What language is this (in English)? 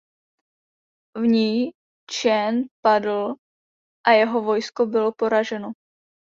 Czech